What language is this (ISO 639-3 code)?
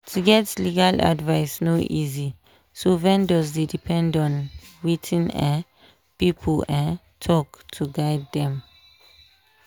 pcm